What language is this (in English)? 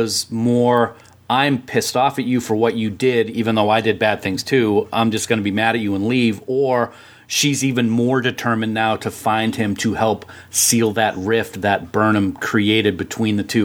English